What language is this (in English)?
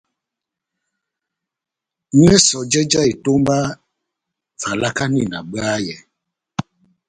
Batanga